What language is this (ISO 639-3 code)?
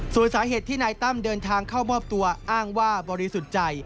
tha